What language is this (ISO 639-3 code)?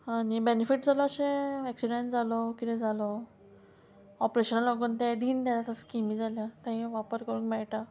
kok